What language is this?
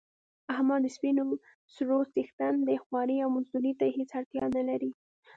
Pashto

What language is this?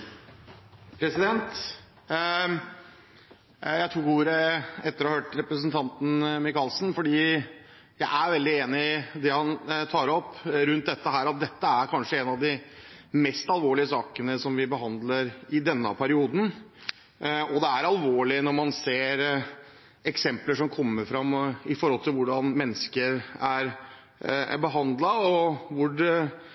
Norwegian Bokmål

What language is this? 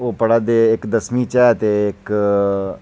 Dogri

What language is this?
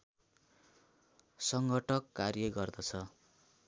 Nepali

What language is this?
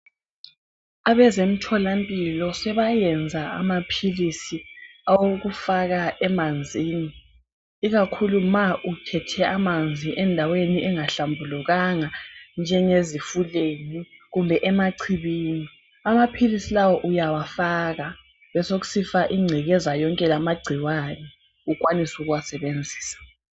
North Ndebele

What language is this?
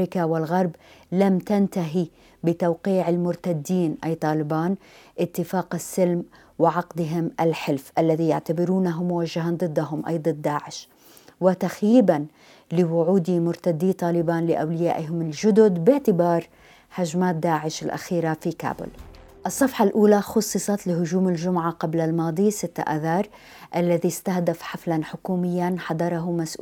Arabic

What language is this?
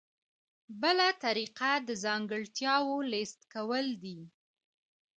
Pashto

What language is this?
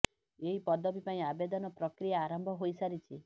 Odia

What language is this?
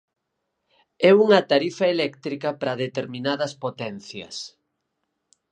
Galician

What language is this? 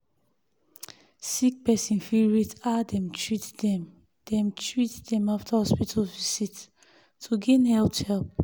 Nigerian Pidgin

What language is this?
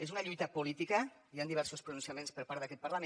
Catalan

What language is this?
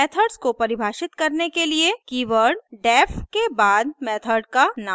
Hindi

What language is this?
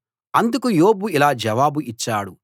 Telugu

